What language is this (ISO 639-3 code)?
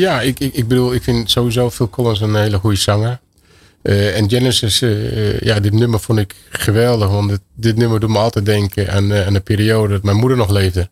nld